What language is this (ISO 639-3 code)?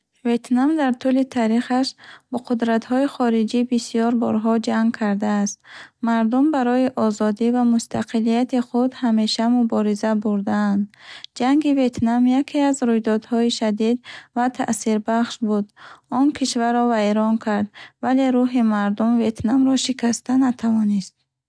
bhh